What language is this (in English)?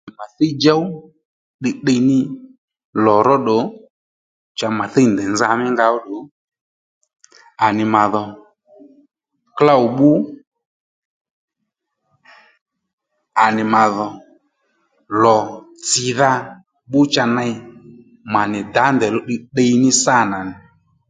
Lendu